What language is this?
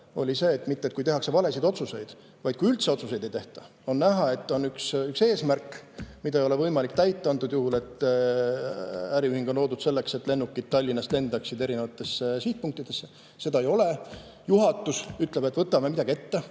Estonian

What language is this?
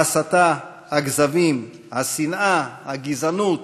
Hebrew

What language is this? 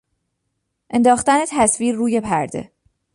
Persian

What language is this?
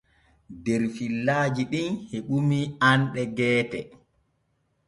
Borgu Fulfulde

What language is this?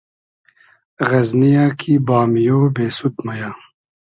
Hazaragi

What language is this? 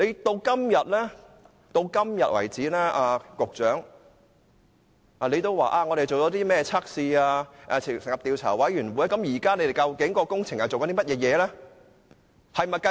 Cantonese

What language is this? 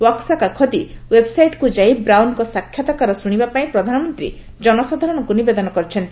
Odia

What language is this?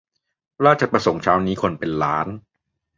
Thai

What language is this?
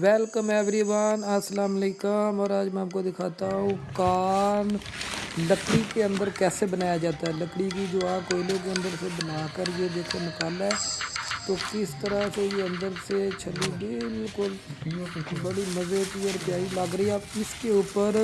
Urdu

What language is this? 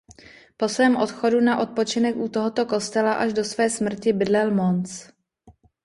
Czech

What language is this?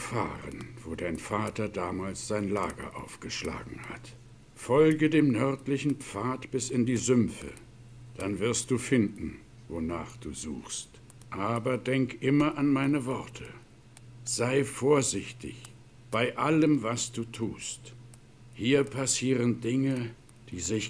German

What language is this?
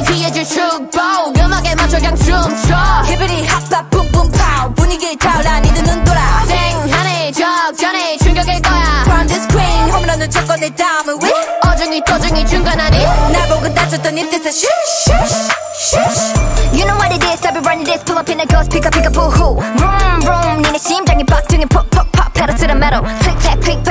Korean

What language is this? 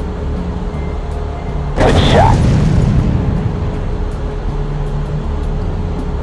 English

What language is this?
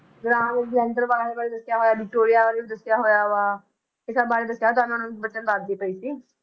Punjabi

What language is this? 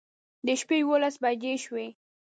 Pashto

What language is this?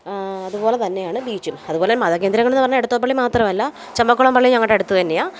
Malayalam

